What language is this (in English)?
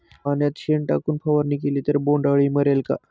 Marathi